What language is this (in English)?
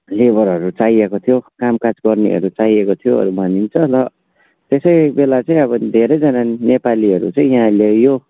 Nepali